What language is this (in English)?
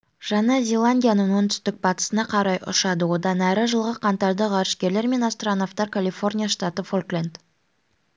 Kazakh